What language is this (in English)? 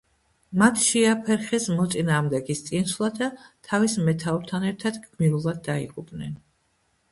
Georgian